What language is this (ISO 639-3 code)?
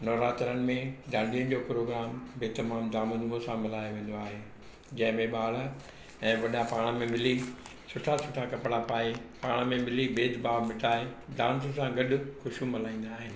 snd